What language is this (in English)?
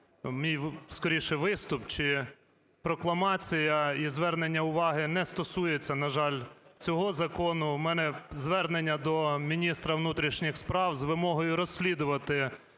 Ukrainian